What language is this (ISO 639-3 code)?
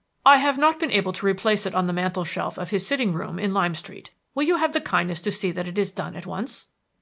eng